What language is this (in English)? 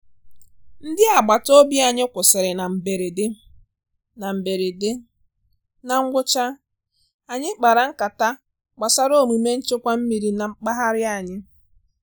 Igbo